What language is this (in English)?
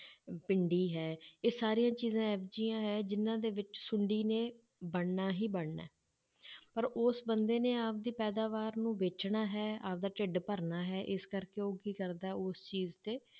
Punjabi